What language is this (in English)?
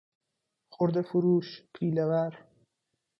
Persian